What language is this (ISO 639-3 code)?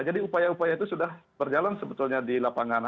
ind